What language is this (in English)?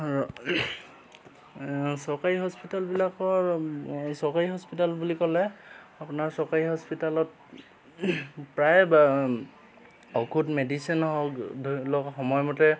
Assamese